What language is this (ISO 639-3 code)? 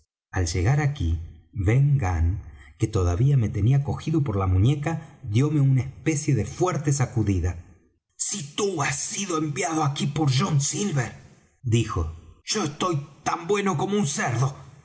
spa